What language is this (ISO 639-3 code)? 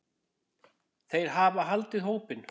isl